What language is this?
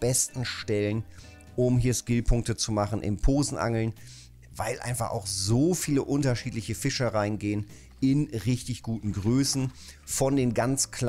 German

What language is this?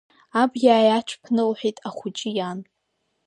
Abkhazian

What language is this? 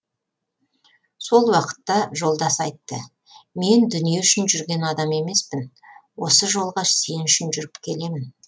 Kazakh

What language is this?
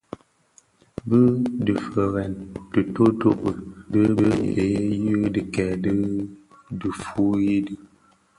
Bafia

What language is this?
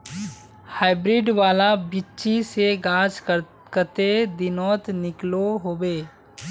Magahi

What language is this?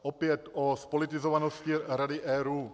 Czech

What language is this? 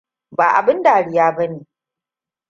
Hausa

